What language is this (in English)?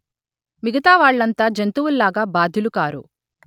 Telugu